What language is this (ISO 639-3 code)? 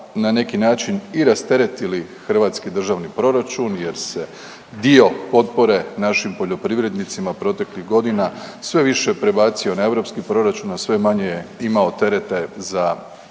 hrv